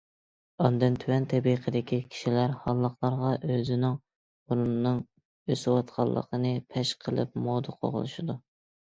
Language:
Uyghur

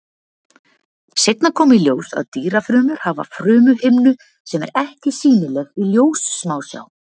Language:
Icelandic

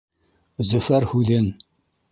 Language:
Bashkir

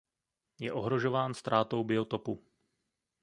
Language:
Czech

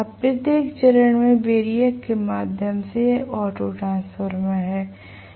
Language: Hindi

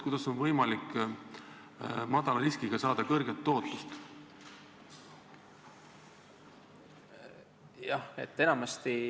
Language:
Estonian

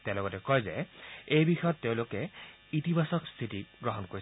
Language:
Assamese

